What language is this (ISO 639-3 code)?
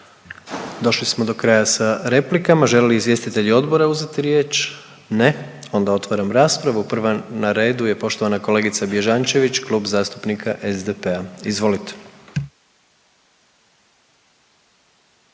hrv